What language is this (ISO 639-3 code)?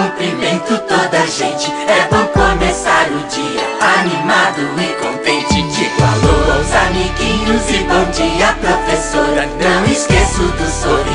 pol